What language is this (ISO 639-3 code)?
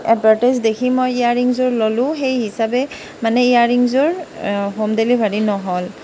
asm